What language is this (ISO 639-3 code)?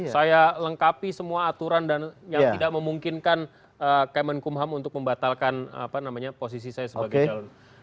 ind